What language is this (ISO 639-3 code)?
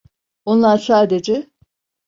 tur